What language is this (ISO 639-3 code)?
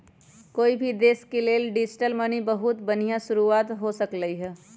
mag